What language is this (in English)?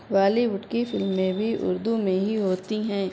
Urdu